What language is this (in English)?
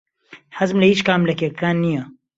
Central Kurdish